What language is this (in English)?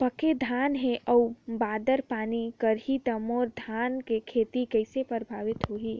Chhattisgarhi